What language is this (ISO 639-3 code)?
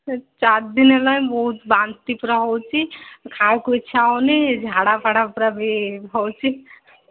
ori